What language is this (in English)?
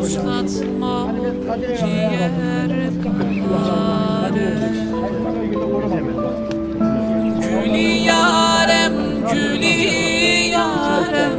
Turkish